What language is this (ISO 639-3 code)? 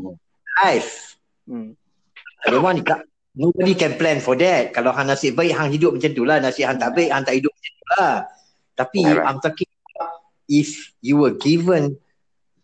msa